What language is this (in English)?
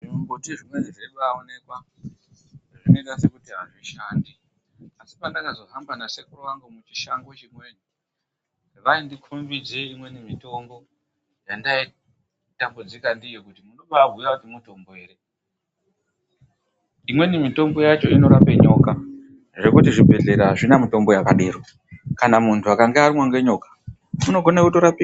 Ndau